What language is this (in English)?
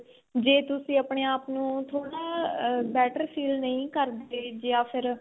Punjabi